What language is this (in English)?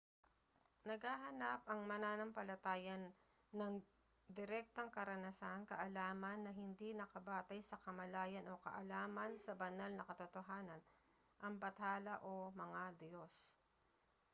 Filipino